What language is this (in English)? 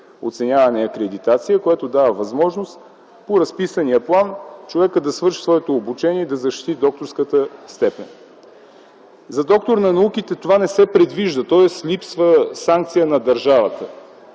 Bulgarian